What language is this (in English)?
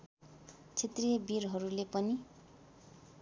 Nepali